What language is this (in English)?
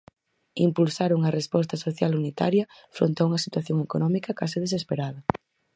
Galician